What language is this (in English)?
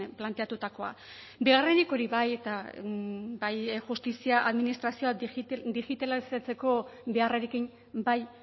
Basque